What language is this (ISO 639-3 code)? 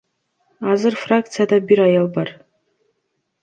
kir